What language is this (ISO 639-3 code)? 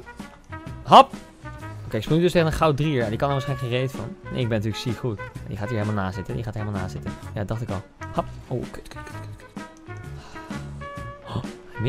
nld